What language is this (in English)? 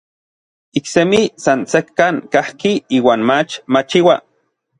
Orizaba Nahuatl